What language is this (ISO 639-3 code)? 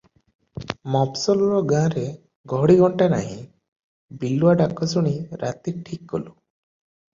ori